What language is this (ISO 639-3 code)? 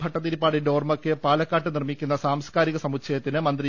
mal